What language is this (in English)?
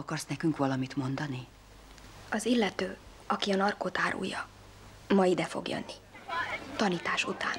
Hungarian